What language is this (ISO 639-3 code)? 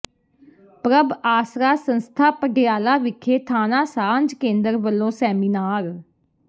pan